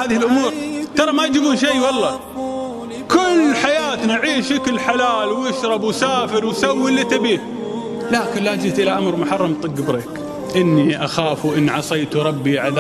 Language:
Arabic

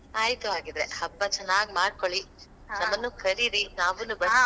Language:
Kannada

